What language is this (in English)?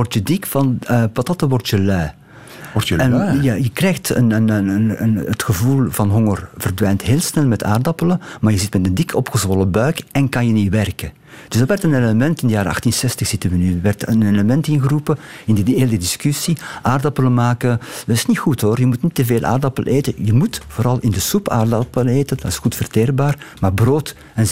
Dutch